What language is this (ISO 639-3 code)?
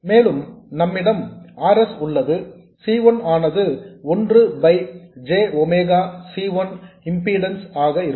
tam